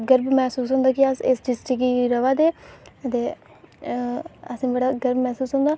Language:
Dogri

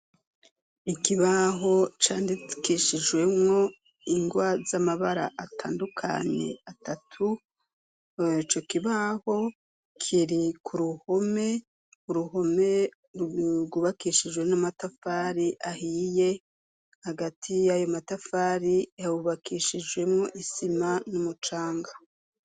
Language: Rundi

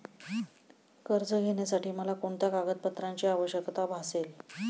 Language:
Marathi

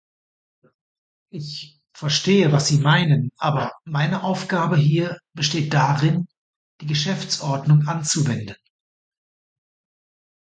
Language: German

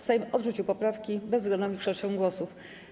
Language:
Polish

